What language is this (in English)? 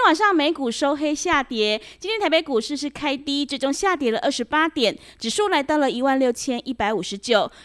Chinese